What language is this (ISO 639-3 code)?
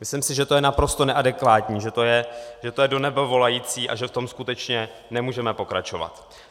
ces